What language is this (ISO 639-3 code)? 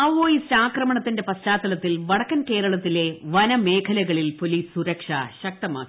mal